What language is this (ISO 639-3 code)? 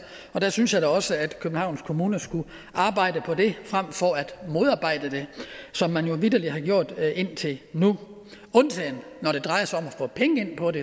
dan